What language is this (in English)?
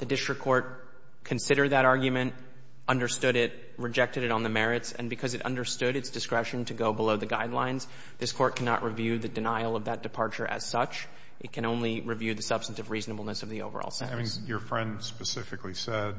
English